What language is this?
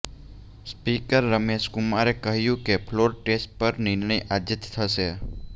Gujarati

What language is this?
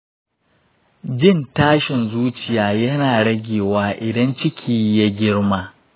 Hausa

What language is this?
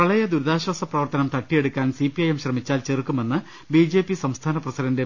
Malayalam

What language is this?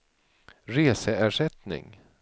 Swedish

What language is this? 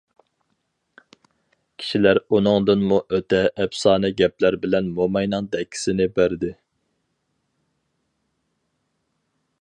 Uyghur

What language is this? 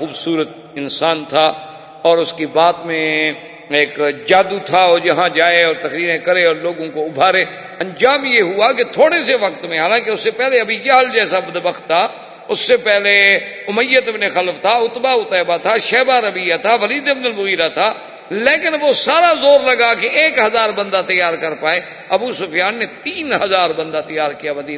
Urdu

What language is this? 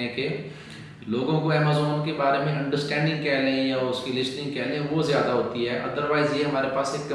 Urdu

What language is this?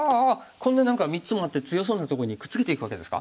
Japanese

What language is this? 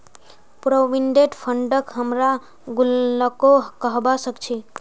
Magahi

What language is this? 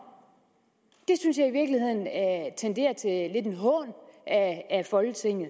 Danish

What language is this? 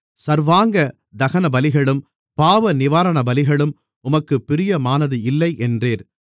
Tamil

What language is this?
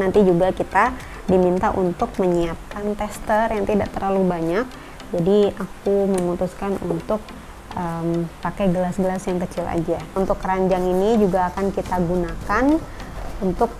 Indonesian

